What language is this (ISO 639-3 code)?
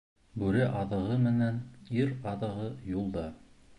bak